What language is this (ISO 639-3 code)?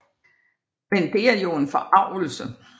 dan